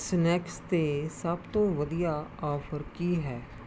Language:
Punjabi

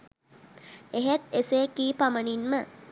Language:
Sinhala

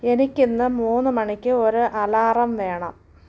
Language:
Malayalam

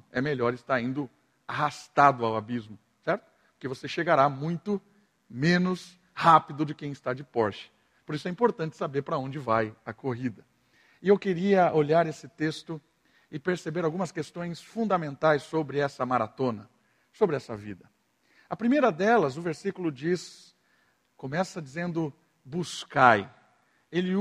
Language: Portuguese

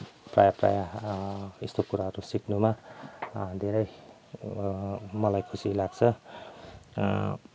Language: Nepali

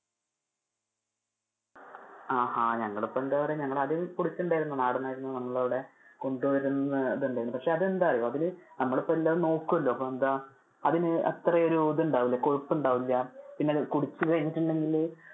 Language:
Malayalam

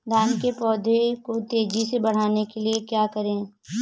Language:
Hindi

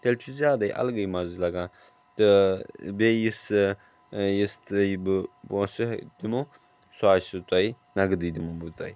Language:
Kashmiri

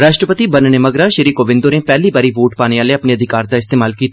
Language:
Dogri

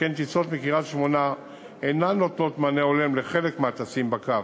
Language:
Hebrew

